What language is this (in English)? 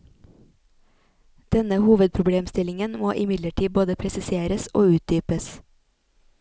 Norwegian